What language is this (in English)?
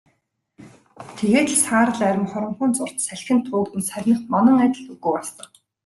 Mongolian